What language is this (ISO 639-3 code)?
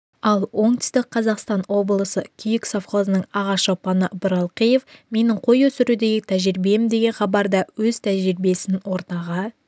kaz